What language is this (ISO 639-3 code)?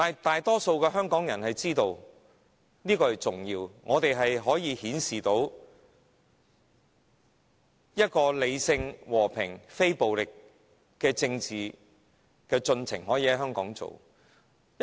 yue